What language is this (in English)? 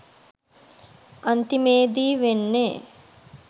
Sinhala